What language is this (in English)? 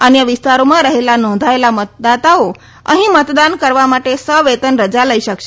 Gujarati